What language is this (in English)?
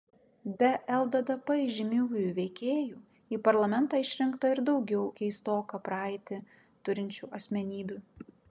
Lithuanian